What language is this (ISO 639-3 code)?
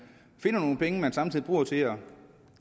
dan